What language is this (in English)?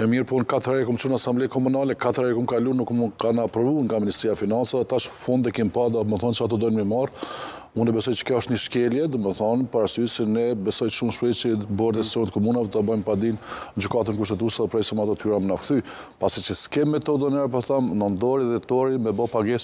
Romanian